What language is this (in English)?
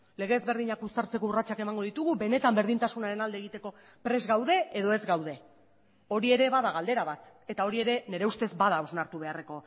Basque